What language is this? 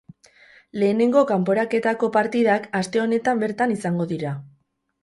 Basque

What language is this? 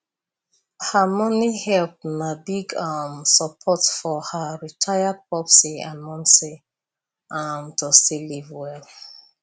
Nigerian Pidgin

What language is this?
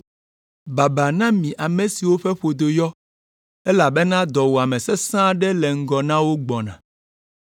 Ewe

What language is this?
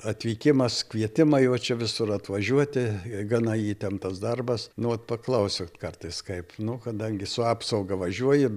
Lithuanian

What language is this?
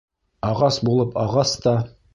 Bashkir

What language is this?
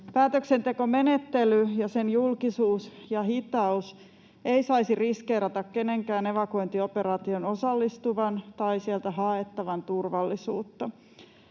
Finnish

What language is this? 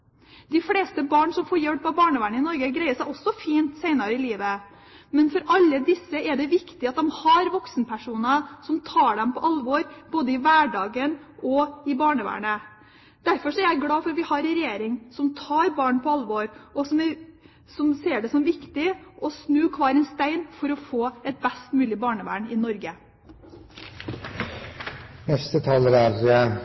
Norwegian Bokmål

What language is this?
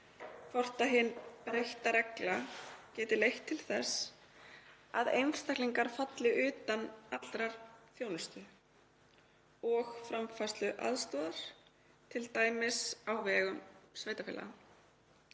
Icelandic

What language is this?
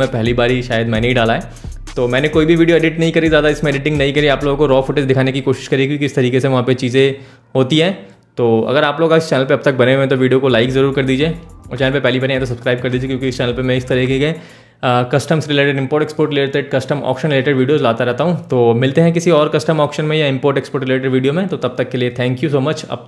Hindi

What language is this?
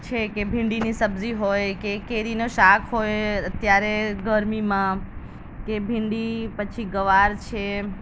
Gujarati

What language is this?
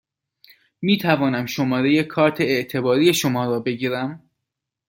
Persian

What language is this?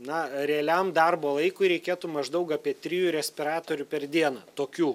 Lithuanian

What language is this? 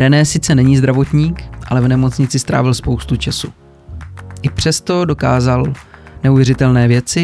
Czech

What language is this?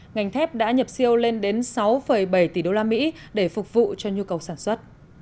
Vietnamese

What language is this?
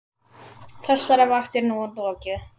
Icelandic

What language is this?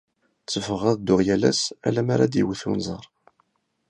Kabyle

